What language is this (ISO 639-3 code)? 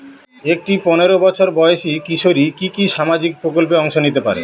ben